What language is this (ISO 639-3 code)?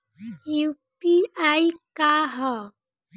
bho